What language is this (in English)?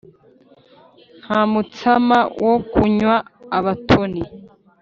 Kinyarwanda